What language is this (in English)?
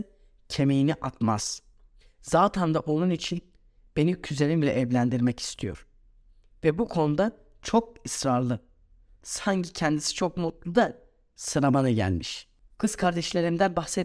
Turkish